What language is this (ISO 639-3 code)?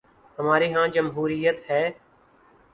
urd